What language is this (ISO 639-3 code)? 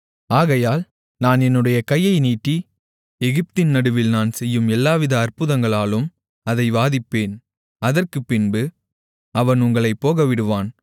tam